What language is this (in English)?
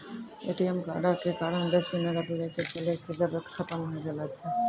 Maithili